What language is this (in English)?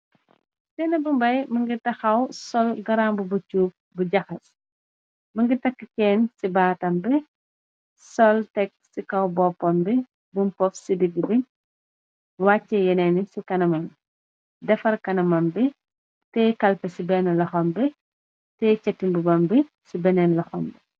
Wolof